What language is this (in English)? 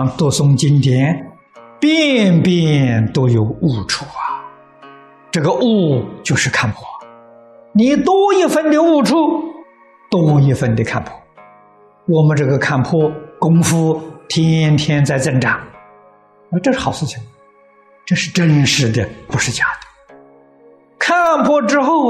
Chinese